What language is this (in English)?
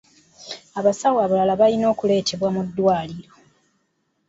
Ganda